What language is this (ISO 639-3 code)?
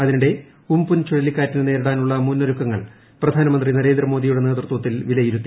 mal